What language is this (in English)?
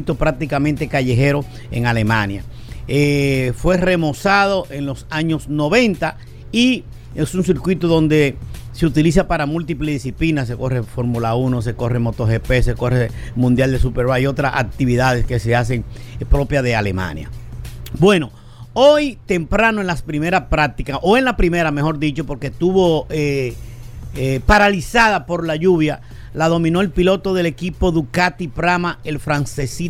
Spanish